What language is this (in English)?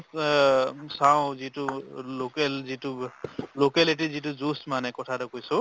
Assamese